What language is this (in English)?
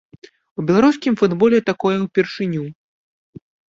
Belarusian